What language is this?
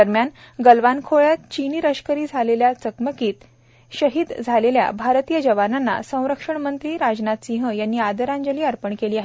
Marathi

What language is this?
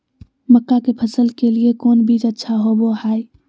Magahi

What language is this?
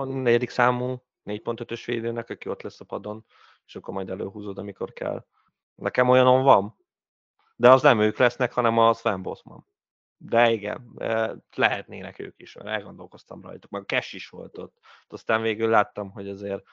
Hungarian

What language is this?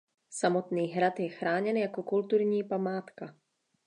Czech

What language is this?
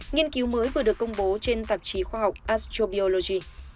Vietnamese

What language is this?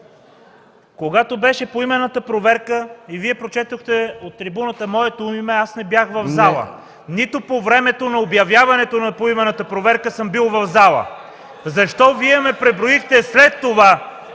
Bulgarian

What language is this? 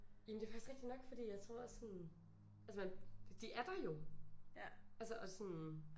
Danish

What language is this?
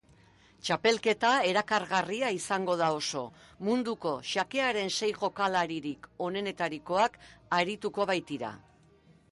Basque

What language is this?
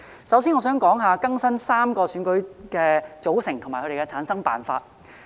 Cantonese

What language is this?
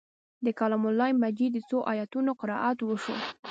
Pashto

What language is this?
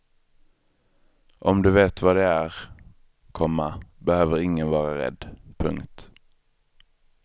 Swedish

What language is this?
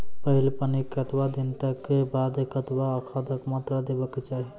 Maithili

